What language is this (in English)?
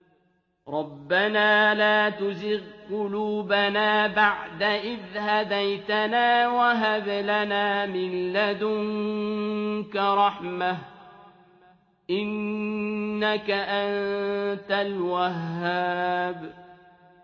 Arabic